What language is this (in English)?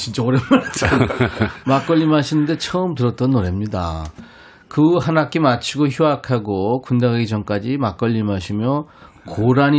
Korean